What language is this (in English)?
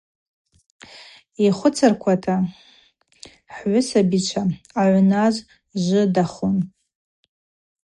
Abaza